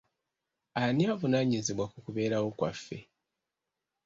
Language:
Ganda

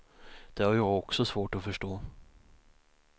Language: Swedish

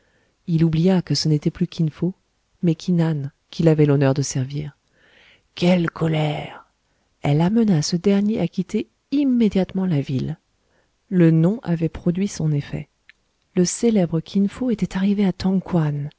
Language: French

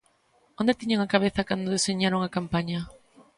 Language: Galician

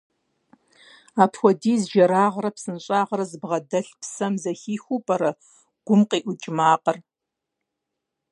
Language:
Kabardian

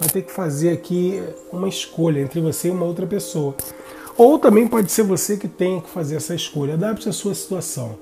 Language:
Portuguese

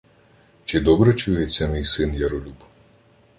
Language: Ukrainian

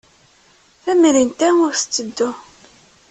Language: Kabyle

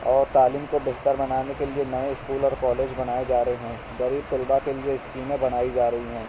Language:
Urdu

